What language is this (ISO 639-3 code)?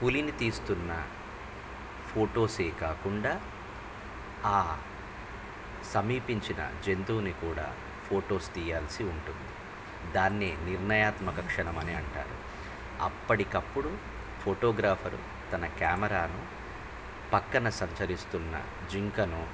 tel